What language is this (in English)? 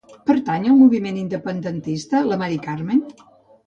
Catalan